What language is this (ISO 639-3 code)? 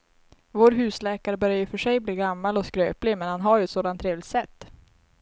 swe